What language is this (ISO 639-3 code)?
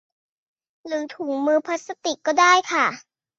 tha